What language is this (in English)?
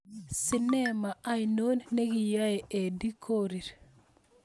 Kalenjin